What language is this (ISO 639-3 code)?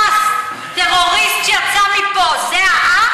heb